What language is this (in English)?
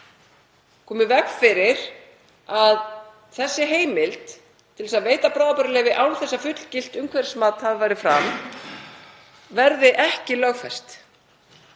Icelandic